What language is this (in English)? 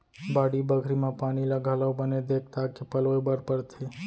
Chhattisgarhi